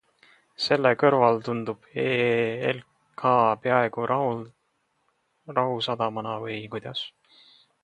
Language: Estonian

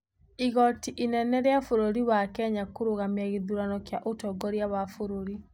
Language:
Kikuyu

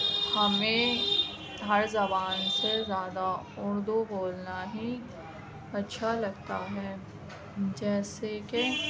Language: Urdu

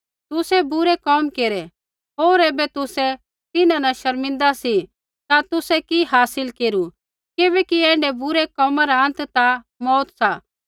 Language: Kullu Pahari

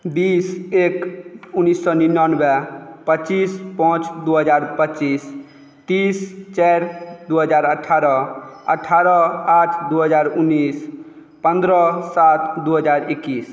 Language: Maithili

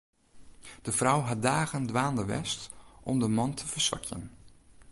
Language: Western Frisian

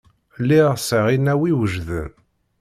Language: Kabyle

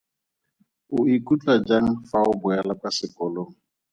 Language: Tswana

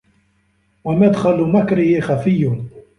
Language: Arabic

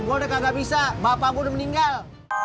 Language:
Indonesian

